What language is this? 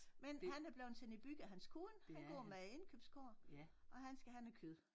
Danish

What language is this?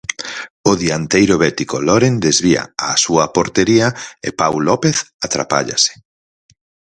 Galician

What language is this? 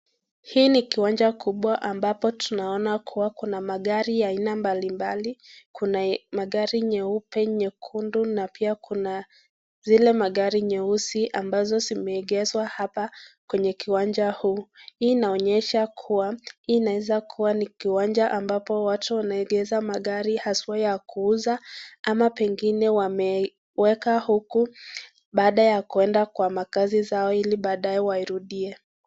Swahili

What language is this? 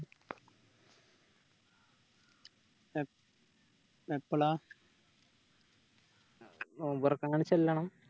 Malayalam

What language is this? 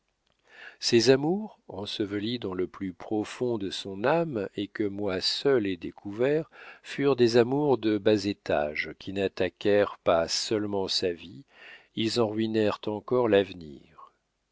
French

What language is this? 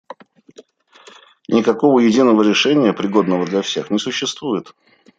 Russian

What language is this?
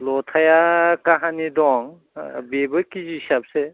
Bodo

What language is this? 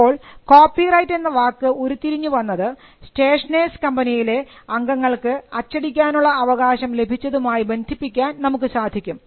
Malayalam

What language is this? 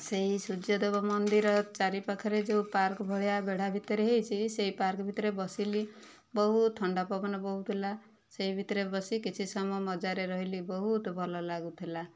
Odia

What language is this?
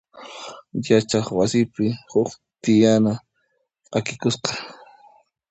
Puno Quechua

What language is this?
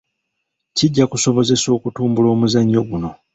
Ganda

